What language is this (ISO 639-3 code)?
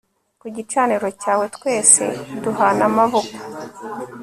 kin